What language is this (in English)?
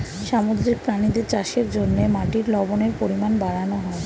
Bangla